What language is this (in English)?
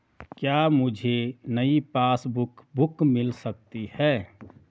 Hindi